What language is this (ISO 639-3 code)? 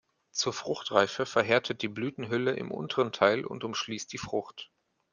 deu